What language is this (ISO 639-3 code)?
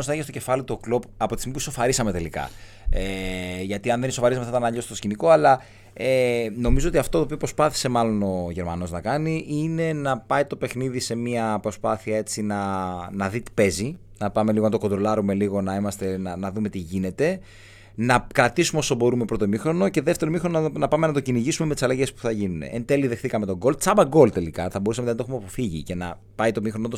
ell